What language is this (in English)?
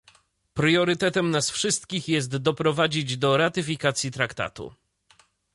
Polish